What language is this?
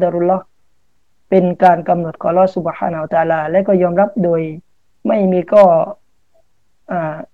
Thai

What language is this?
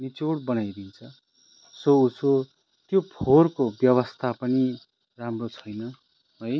Nepali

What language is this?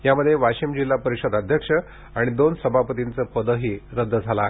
Marathi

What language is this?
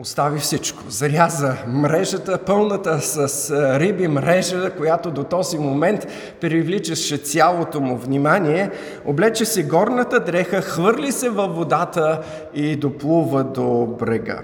Bulgarian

